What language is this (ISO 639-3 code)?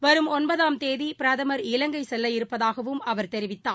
tam